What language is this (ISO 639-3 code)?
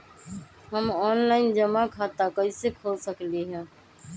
mag